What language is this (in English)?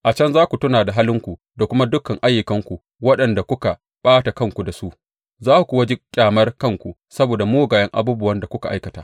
Hausa